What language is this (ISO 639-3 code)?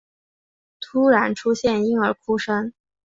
zho